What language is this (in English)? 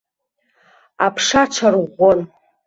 Abkhazian